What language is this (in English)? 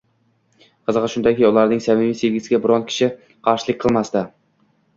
Uzbek